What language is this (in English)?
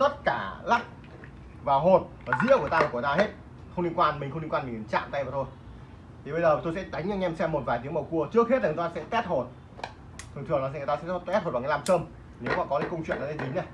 Vietnamese